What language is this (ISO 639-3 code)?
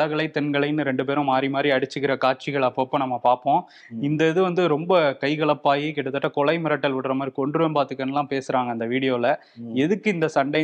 tam